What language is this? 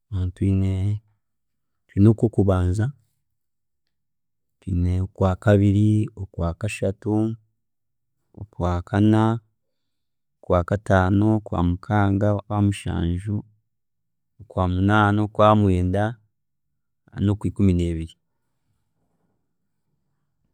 Chiga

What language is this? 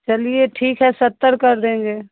Hindi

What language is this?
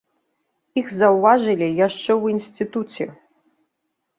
Belarusian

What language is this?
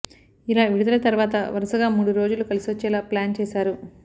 Telugu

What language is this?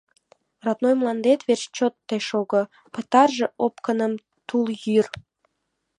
Mari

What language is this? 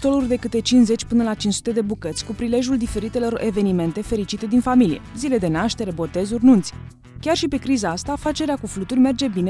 Romanian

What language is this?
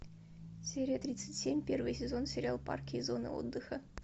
Russian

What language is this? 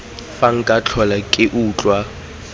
Tswana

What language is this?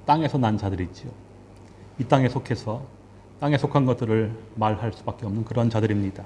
Korean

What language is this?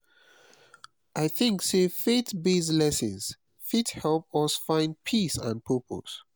Nigerian Pidgin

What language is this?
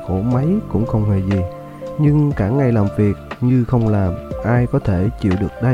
Vietnamese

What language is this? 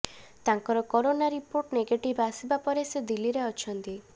Odia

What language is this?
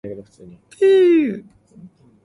Cantonese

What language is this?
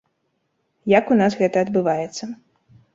Belarusian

